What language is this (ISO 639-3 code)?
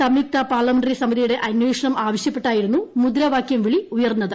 mal